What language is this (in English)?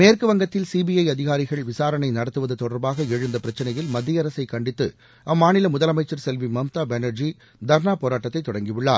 Tamil